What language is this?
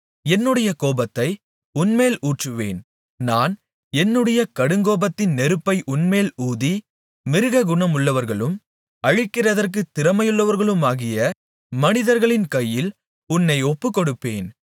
Tamil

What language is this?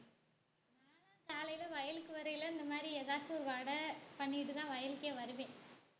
Tamil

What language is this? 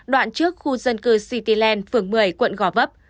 Vietnamese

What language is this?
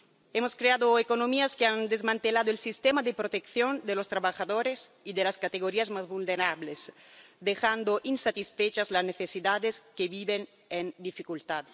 Spanish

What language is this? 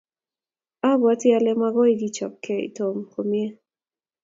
Kalenjin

